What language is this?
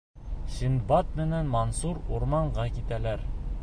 Bashkir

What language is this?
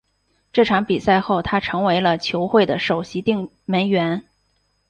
Chinese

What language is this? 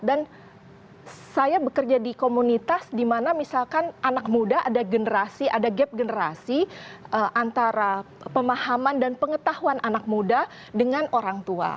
Indonesian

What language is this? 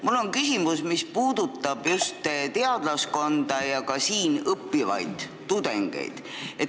Estonian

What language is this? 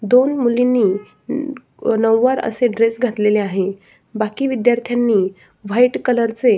Marathi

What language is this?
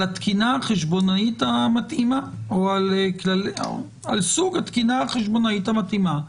Hebrew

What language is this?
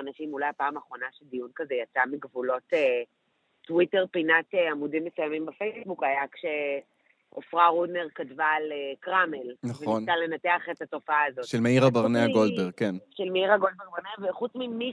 Hebrew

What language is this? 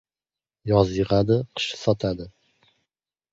Uzbek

